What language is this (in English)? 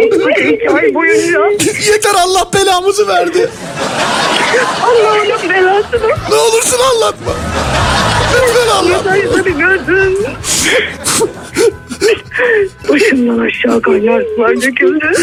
Turkish